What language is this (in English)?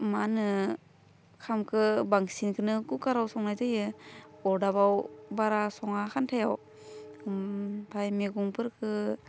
Bodo